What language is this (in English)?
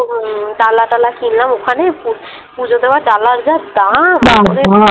Bangla